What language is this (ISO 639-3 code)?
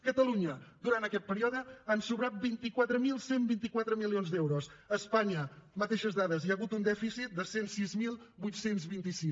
cat